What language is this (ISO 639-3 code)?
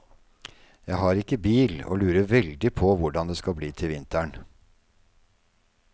nor